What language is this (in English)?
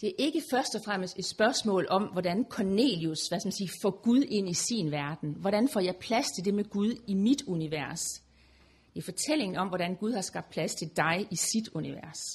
Danish